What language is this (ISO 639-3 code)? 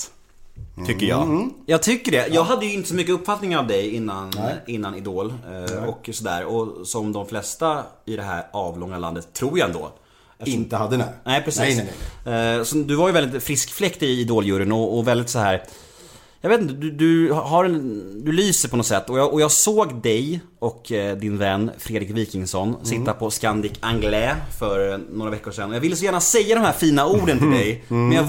swe